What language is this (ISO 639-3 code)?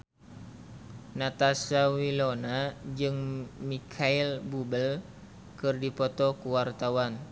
sun